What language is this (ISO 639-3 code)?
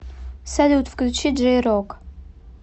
rus